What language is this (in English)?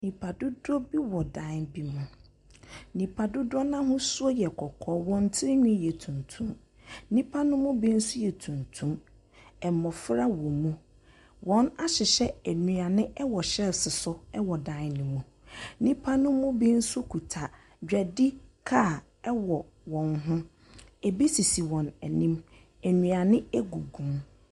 Akan